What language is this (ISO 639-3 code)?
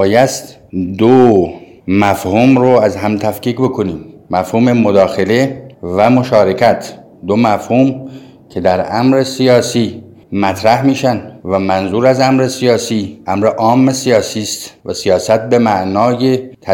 fas